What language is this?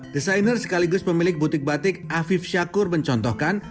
Indonesian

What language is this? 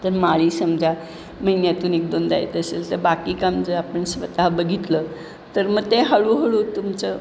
Marathi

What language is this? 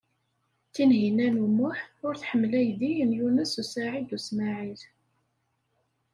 Kabyle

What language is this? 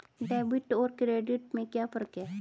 Hindi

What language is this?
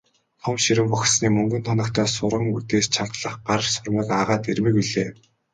Mongolian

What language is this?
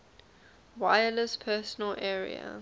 English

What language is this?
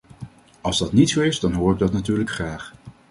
Dutch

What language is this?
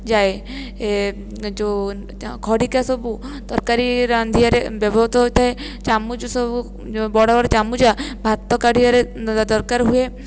Odia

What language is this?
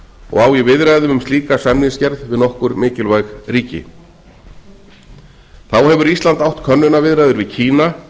Icelandic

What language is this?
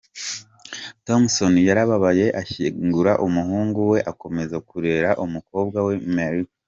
Kinyarwanda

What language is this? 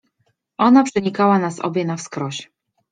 Polish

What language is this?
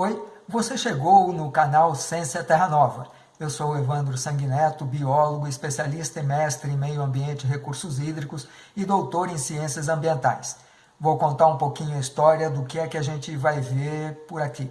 Portuguese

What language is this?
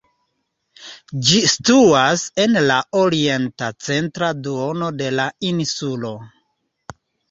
Esperanto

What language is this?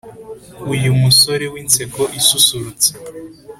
Kinyarwanda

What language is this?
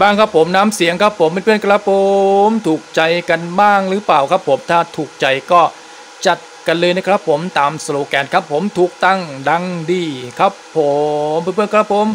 Thai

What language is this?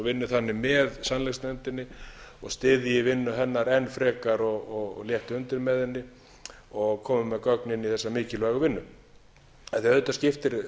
Icelandic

